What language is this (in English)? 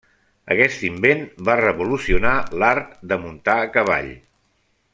Catalan